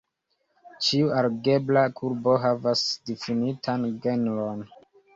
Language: Esperanto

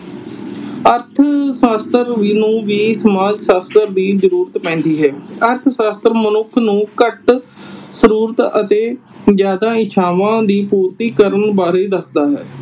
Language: Punjabi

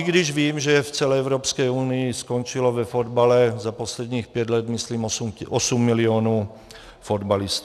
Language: Czech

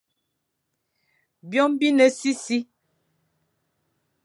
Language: Fang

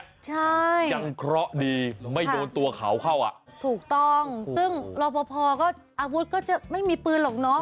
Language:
Thai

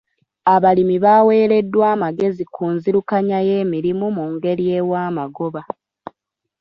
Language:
Ganda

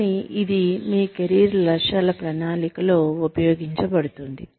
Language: Telugu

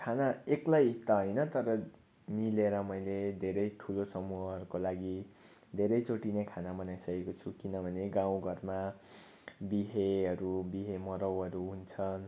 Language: Nepali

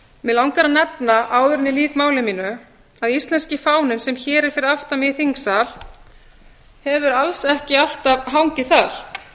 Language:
Icelandic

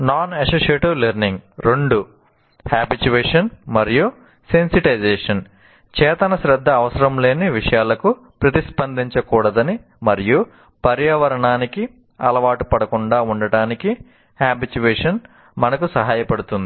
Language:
Telugu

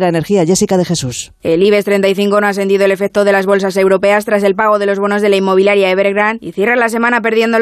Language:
Spanish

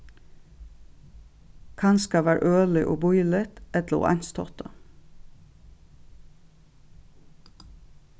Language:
Faroese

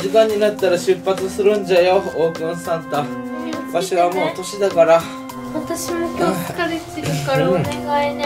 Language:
Japanese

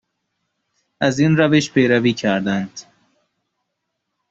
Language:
Persian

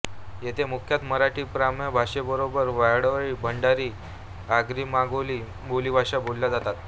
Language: Marathi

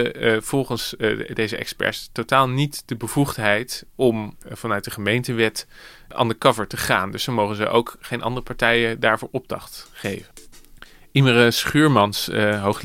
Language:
Dutch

